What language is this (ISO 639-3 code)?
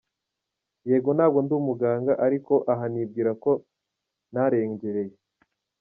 kin